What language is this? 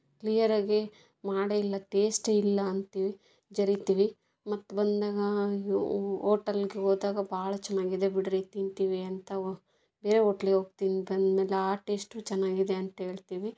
Kannada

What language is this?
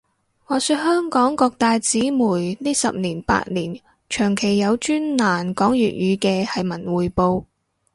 Cantonese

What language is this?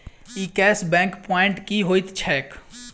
Maithili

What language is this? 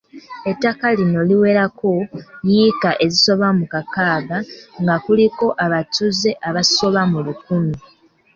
Ganda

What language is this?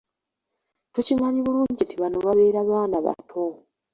Ganda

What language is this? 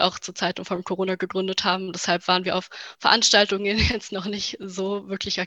German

